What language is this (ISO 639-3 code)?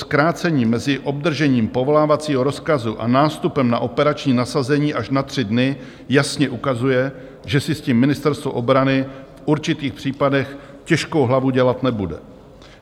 ces